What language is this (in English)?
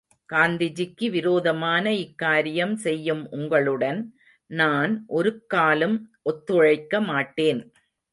Tamil